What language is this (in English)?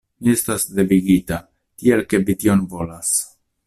Esperanto